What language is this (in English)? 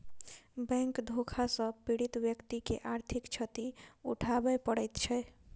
Maithili